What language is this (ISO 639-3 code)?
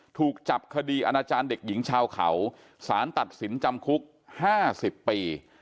tha